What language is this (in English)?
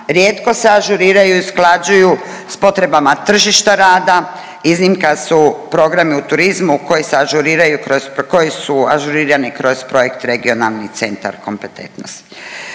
Croatian